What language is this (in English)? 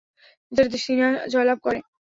Bangla